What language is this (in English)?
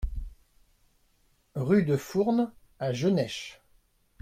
French